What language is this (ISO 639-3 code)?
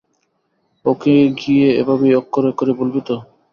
ben